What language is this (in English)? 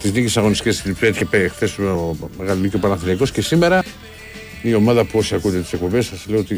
Greek